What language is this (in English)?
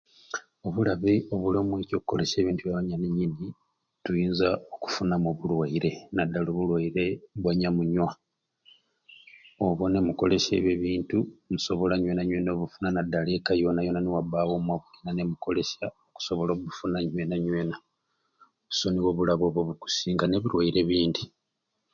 Ruuli